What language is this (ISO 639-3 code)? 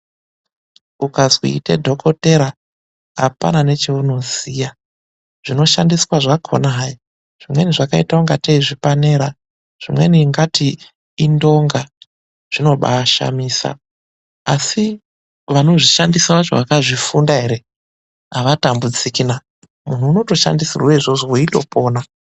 ndc